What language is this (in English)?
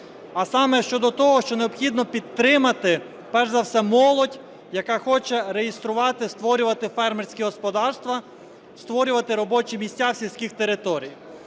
Ukrainian